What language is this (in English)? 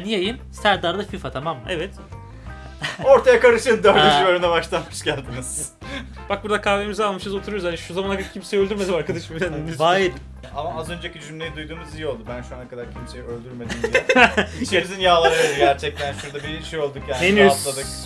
Turkish